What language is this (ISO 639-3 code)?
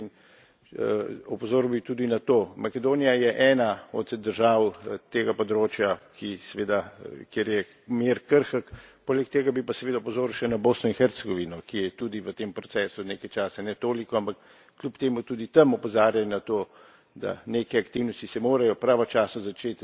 slv